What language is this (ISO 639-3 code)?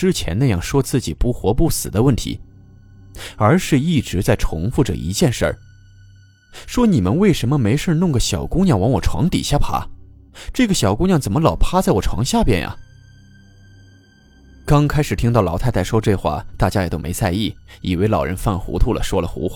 zho